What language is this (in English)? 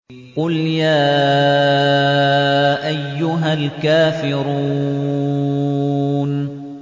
Arabic